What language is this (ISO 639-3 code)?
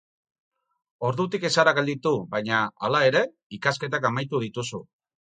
eus